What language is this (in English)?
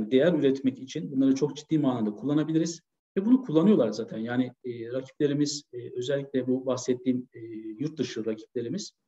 Turkish